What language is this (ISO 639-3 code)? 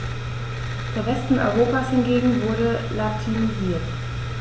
deu